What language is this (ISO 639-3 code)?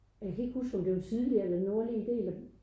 dan